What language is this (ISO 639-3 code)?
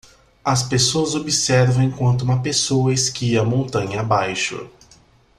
por